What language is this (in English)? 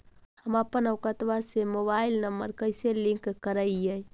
Magahi